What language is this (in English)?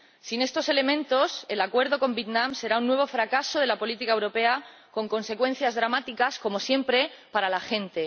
Spanish